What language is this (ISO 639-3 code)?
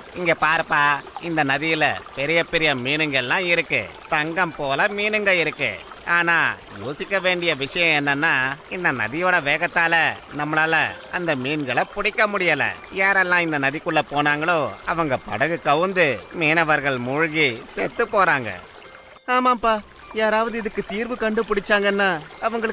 tam